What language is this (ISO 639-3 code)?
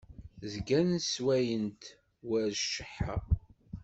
kab